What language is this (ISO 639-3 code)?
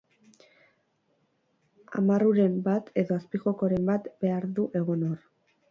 eus